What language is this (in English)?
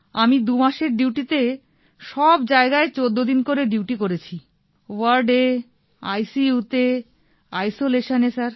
Bangla